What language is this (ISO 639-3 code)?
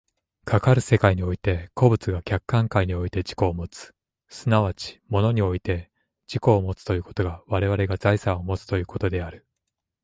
jpn